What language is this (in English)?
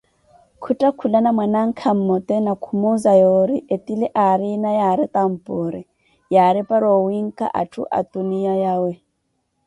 Koti